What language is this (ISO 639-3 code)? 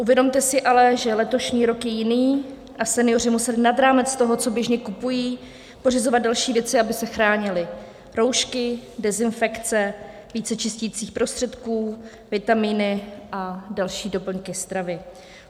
ces